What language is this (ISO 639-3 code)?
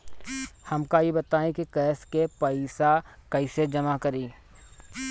bho